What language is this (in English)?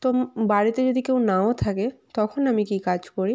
Bangla